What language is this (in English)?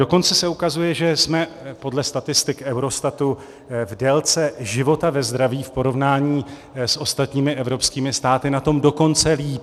Czech